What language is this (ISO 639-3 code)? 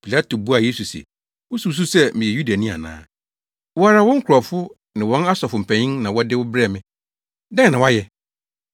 aka